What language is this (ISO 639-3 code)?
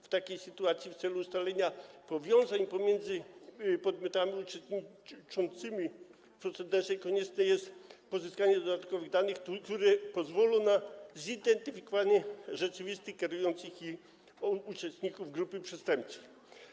pol